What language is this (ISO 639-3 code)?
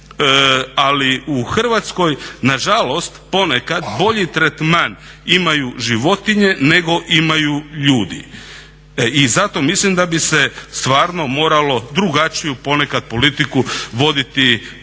hrv